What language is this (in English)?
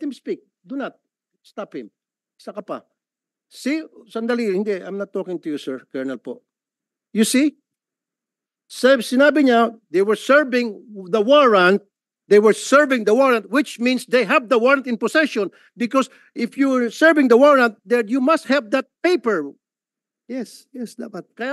Filipino